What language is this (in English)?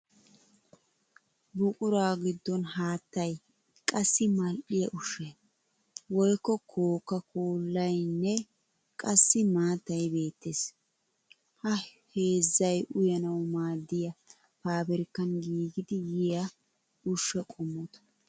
Wolaytta